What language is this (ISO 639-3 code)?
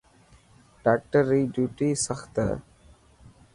mki